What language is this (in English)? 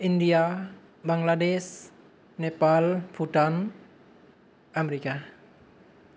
Bodo